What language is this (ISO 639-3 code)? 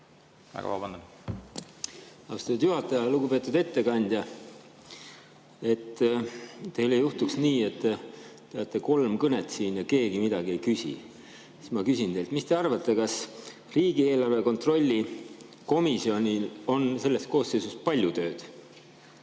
est